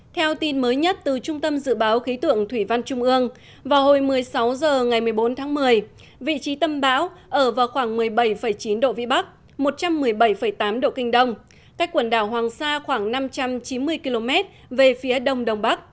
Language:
Vietnamese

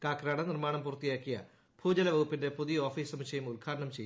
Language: Malayalam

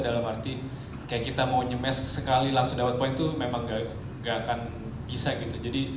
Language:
Indonesian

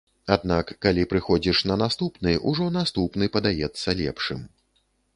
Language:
Belarusian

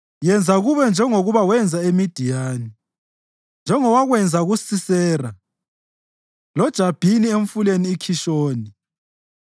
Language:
North Ndebele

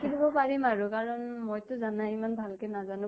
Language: Assamese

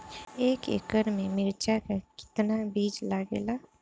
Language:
Bhojpuri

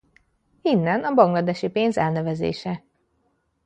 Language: Hungarian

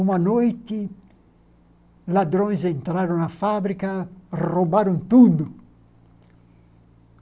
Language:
Portuguese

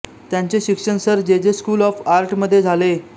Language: Marathi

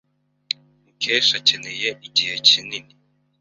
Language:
Kinyarwanda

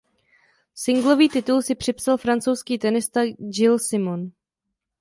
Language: Czech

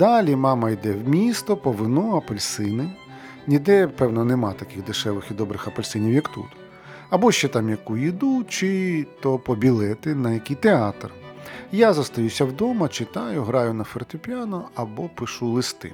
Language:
Ukrainian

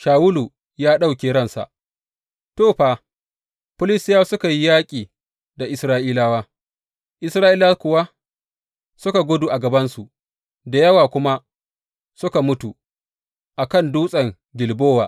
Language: Hausa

